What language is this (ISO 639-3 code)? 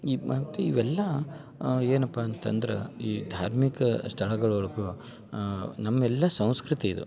kan